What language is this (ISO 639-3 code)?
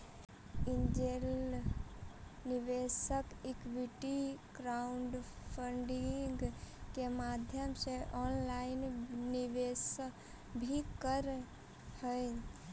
mag